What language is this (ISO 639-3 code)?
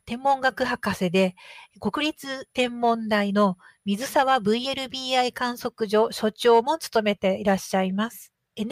jpn